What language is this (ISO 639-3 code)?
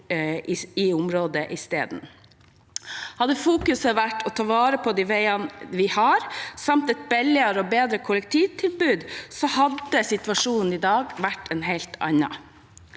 nor